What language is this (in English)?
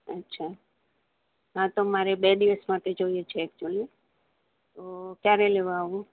Gujarati